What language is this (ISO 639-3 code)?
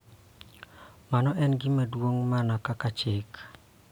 luo